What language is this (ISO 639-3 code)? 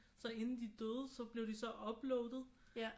dan